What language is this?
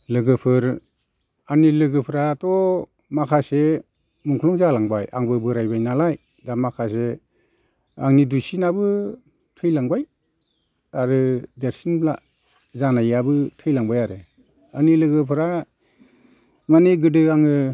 Bodo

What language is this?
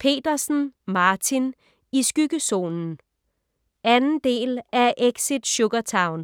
Danish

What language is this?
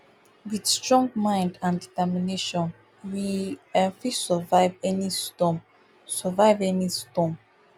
Nigerian Pidgin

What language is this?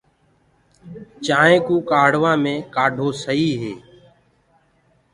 Gurgula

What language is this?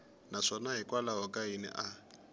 Tsonga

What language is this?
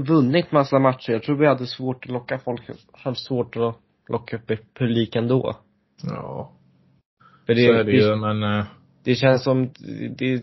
Swedish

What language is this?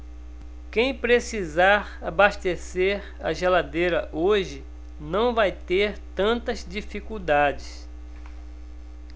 Portuguese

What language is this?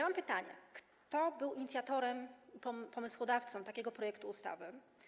Polish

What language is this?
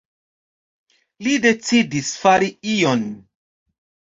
Esperanto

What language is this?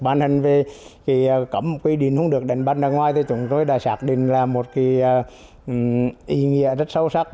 Vietnamese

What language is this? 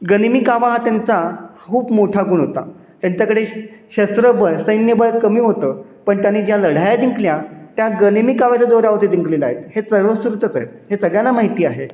Marathi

